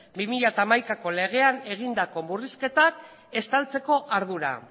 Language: Basque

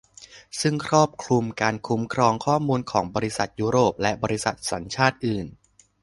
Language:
Thai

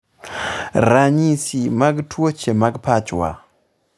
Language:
Luo (Kenya and Tanzania)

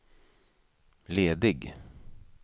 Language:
Swedish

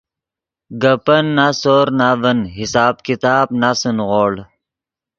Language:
Yidgha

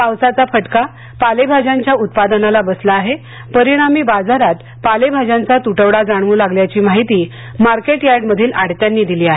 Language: Marathi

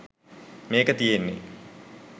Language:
Sinhala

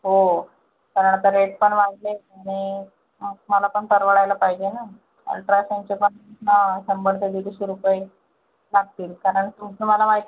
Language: Marathi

